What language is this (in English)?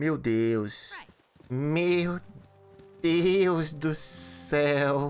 Portuguese